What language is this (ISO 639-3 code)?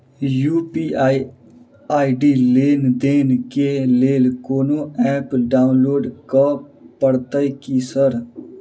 mai